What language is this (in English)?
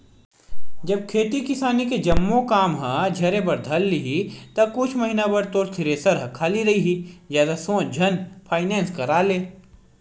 Chhattisgarhi